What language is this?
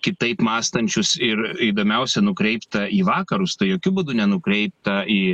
Lithuanian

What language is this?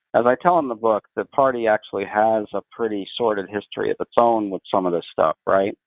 English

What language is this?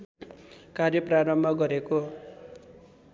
Nepali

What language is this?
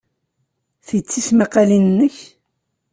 Kabyle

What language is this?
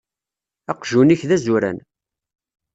Kabyle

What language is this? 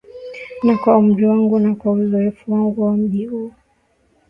Swahili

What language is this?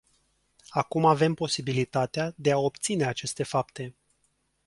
Romanian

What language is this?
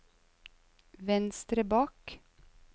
Norwegian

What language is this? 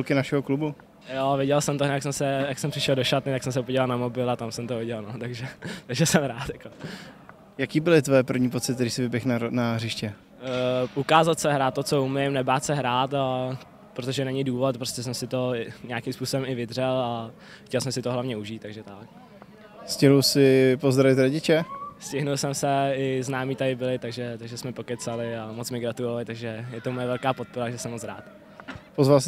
Czech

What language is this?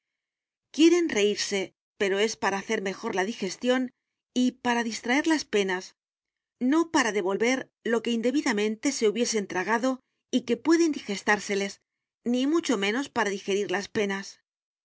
Spanish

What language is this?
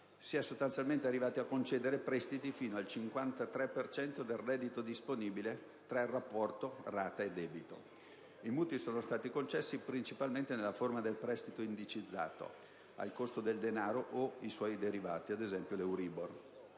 Italian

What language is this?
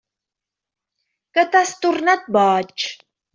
Catalan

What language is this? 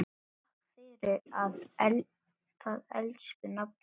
Icelandic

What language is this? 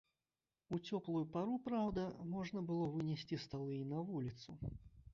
Belarusian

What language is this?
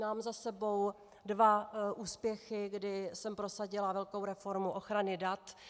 Czech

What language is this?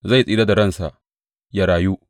Hausa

